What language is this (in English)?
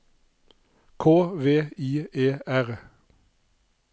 Norwegian